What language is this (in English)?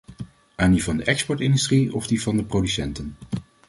Dutch